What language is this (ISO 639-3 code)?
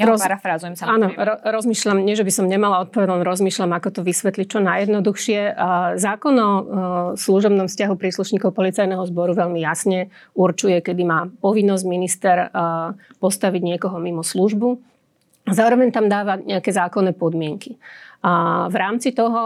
slk